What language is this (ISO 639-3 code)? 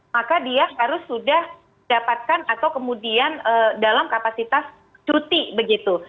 ind